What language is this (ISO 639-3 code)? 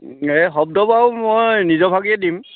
asm